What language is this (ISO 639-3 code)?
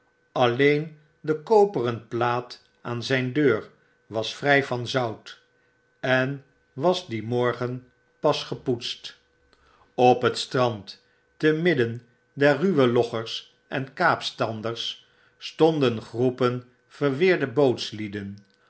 nld